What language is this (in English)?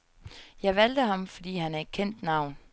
Danish